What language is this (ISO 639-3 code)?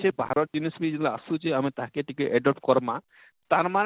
ori